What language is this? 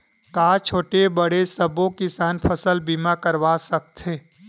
Chhattisgarhi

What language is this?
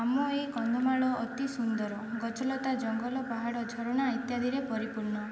Odia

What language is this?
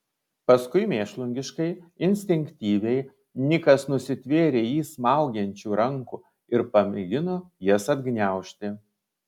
Lithuanian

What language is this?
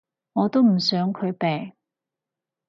Cantonese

